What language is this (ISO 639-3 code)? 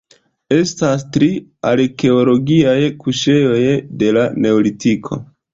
epo